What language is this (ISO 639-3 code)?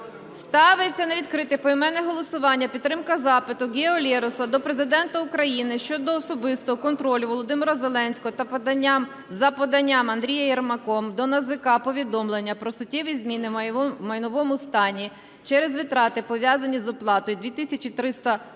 ukr